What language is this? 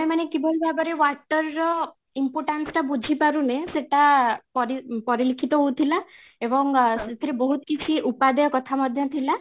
Odia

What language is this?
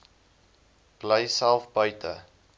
Afrikaans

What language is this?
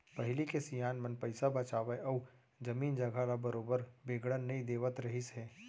Chhattisgarhi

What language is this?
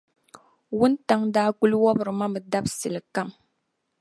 Dagbani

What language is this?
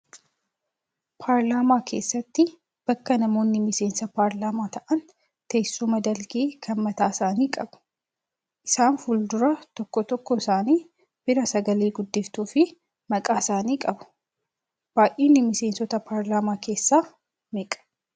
Oromo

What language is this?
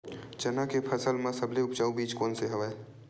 Chhattisgarhi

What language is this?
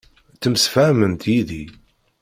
Kabyle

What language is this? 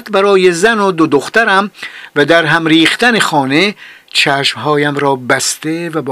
Persian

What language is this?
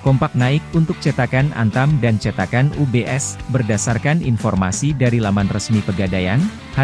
Indonesian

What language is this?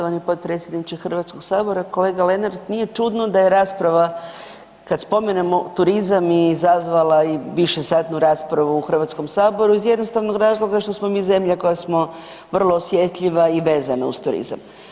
Croatian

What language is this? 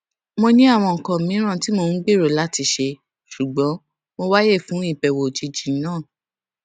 Yoruba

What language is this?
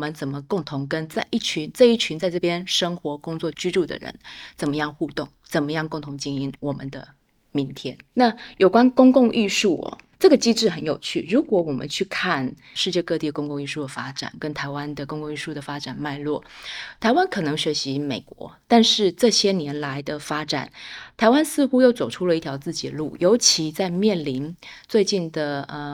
Chinese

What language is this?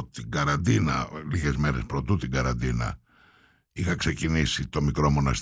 Greek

